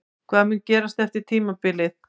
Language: Icelandic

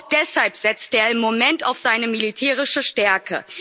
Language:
German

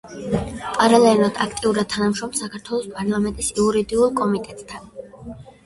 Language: Georgian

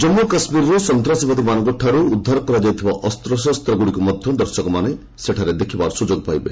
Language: Odia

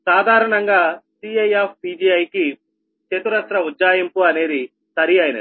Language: Telugu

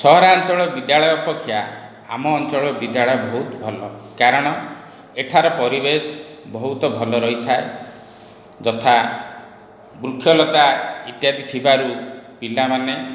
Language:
Odia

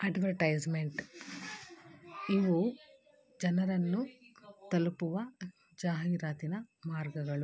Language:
Kannada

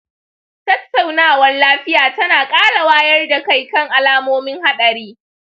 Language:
Hausa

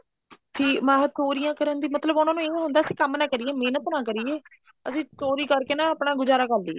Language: Punjabi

